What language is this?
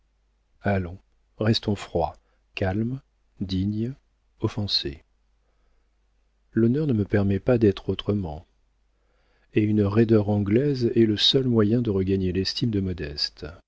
French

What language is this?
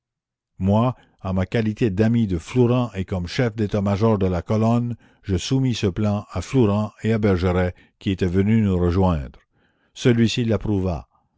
French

